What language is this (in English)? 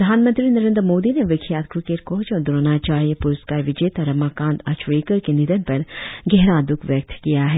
Hindi